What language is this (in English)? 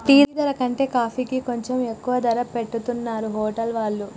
Telugu